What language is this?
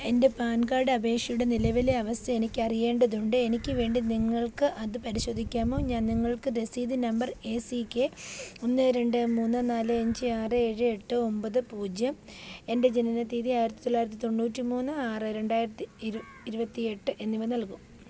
Malayalam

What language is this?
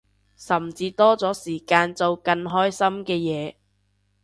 Cantonese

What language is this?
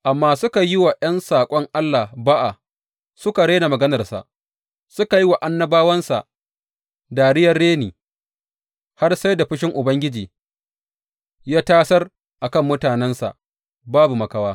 Hausa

